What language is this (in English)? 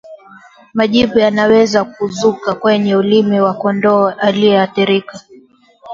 Swahili